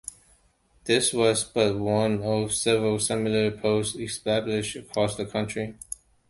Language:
English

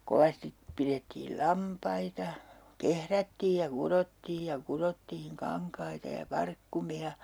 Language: Finnish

